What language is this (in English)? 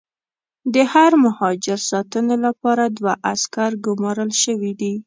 Pashto